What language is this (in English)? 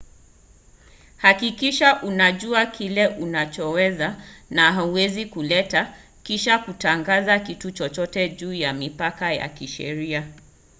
Swahili